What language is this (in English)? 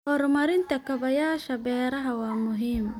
Somali